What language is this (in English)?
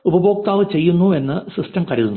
Malayalam